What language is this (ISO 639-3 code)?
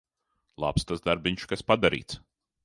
lav